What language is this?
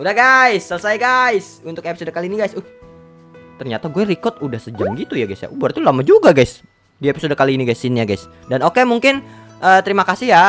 Indonesian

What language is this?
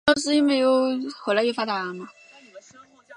Chinese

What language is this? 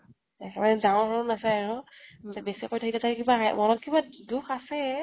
Assamese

